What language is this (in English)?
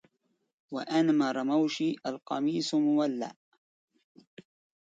Arabic